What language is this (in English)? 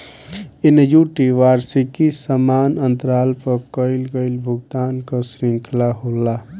Bhojpuri